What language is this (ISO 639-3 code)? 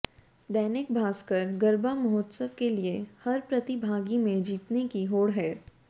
hin